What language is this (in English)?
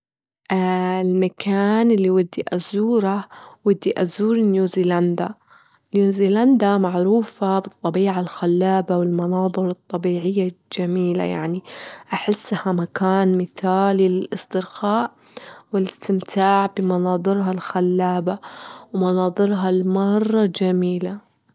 Gulf Arabic